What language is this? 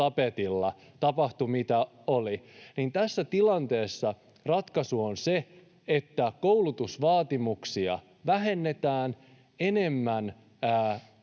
Finnish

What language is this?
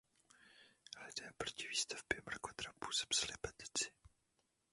Czech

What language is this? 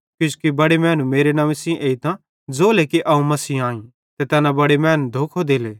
Bhadrawahi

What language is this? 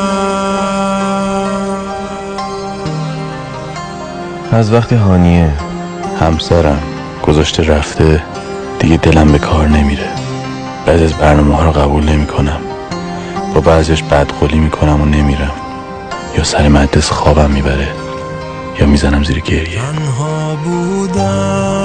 Persian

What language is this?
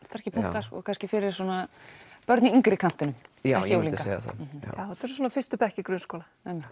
Icelandic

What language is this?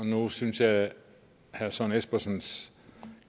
Danish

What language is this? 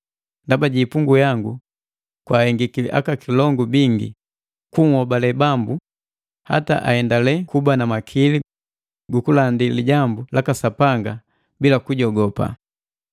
Matengo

